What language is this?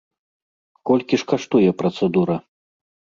Belarusian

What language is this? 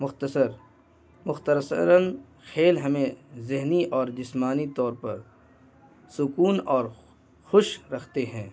Urdu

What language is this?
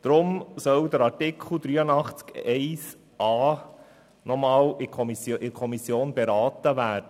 Swiss German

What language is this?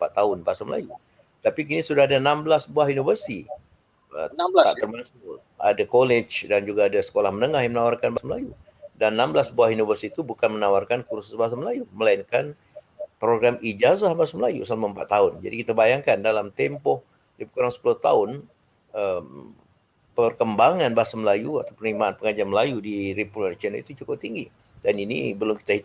Malay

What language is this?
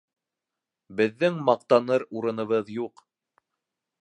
Bashkir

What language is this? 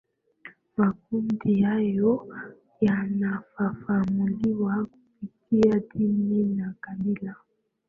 Swahili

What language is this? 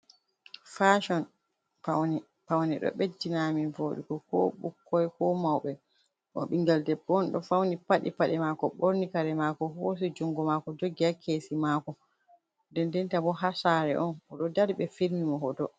Fula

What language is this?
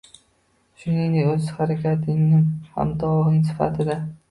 Uzbek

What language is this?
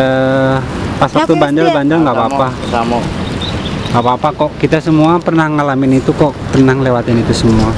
Indonesian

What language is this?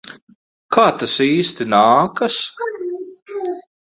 Latvian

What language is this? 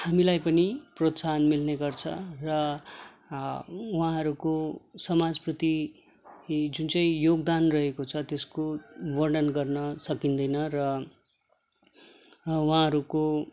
Nepali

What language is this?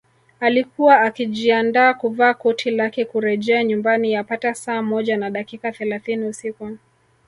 Swahili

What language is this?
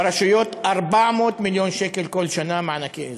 Hebrew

